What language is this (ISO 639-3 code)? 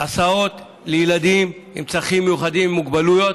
heb